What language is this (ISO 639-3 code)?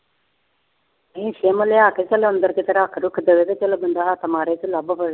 pan